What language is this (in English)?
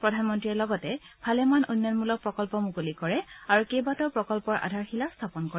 Assamese